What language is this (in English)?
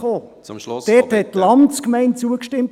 Swiss German